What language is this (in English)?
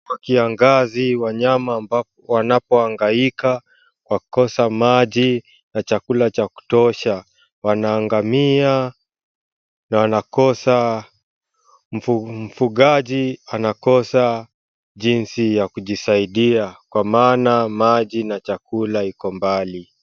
Swahili